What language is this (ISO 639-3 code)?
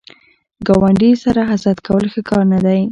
pus